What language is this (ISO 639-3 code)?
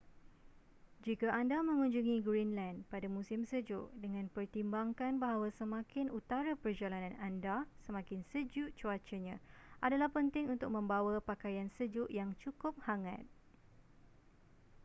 msa